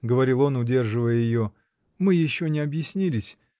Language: Russian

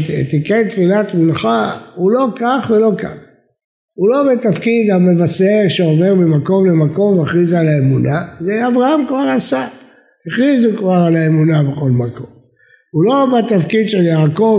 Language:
Hebrew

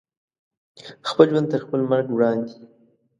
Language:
Pashto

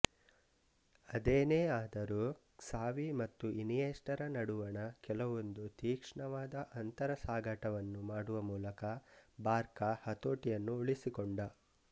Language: Kannada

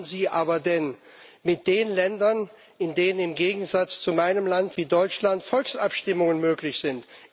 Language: German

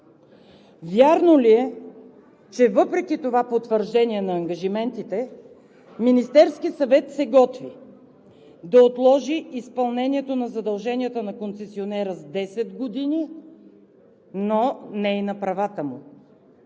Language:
Bulgarian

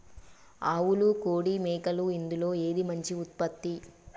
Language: Telugu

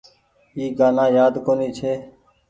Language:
Goaria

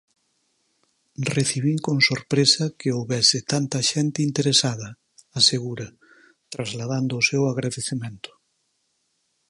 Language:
Galician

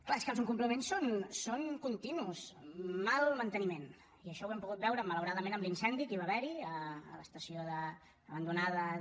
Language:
Catalan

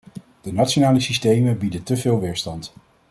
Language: Dutch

